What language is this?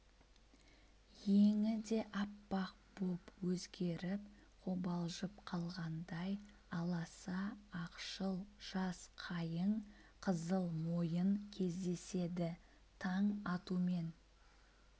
Kazakh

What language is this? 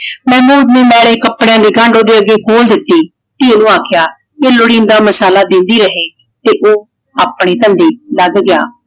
Punjabi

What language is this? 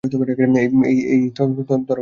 Bangla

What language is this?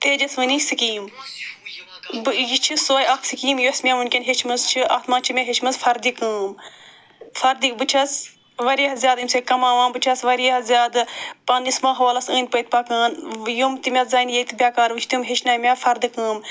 Kashmiri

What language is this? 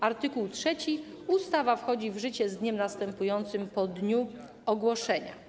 Polish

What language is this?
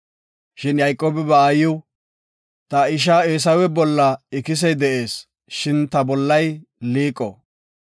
Gofa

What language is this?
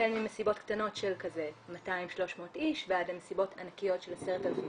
Hebrew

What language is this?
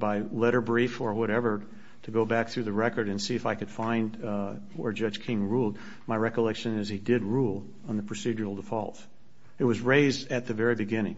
English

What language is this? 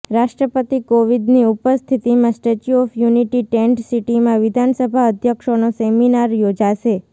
Gujarati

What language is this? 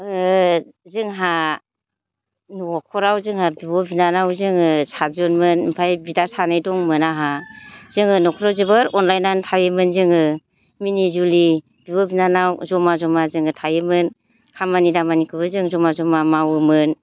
Bodo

